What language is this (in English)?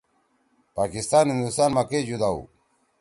Torwali